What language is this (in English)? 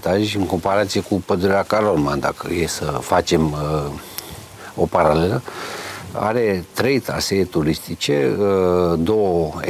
Romanian